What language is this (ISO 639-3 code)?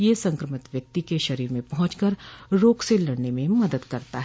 hin